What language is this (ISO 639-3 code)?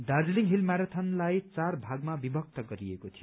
nep